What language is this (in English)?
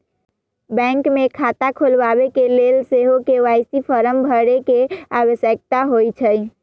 Magahi